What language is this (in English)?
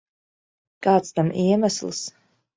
Latvian